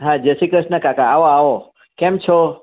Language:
Gujarati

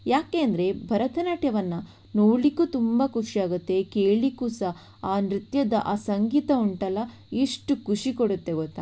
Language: Kannada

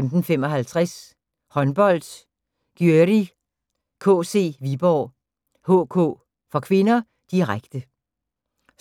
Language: Danish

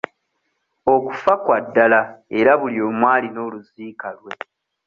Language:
Ganda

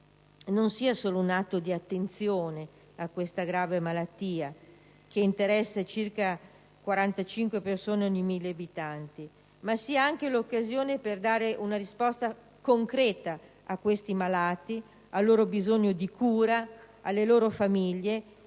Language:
Italian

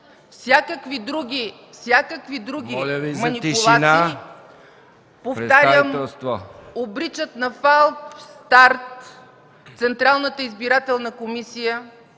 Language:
Bulgarian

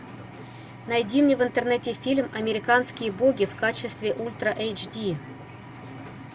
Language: Russian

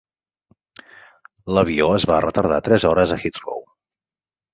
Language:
Catalan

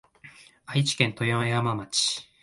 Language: Japanese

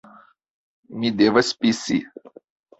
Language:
Esperanto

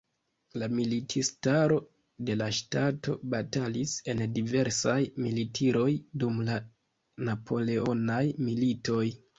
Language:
Esperanto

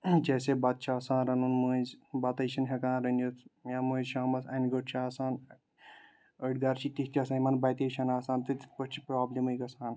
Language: Kashmiri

